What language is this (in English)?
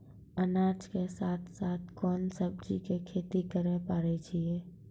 Maithili